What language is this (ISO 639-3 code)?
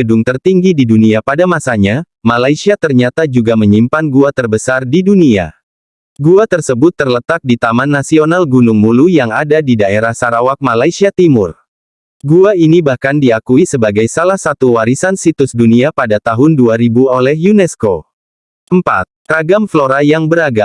ind